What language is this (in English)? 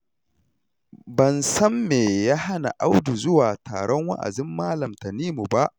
Hausa